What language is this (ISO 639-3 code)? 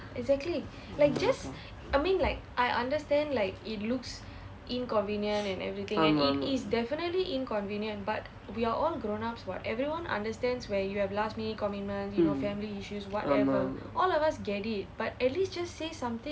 eng